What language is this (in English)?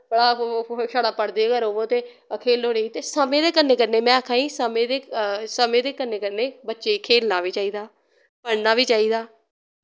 Dogri